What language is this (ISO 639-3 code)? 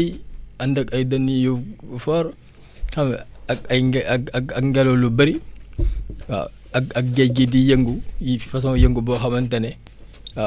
wol